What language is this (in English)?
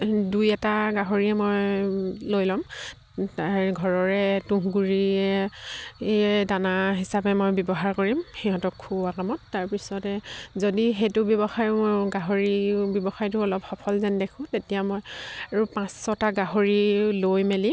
Assamese